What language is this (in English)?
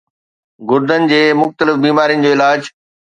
Sindhi